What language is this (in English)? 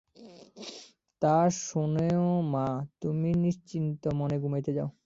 Bangla